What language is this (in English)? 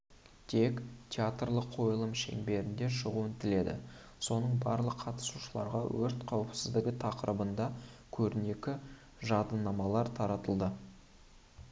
Kazakh